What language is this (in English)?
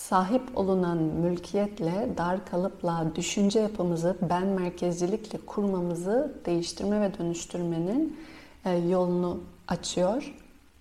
Turkish